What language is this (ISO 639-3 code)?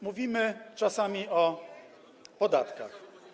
pol